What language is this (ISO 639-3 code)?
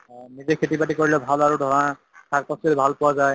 asm